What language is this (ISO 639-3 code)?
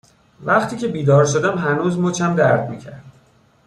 fas